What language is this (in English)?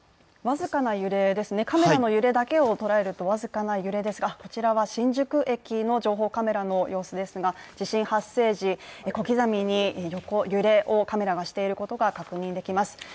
Japanese